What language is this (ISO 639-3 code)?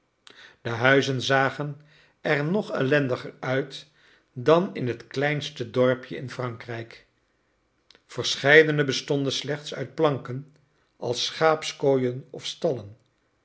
nld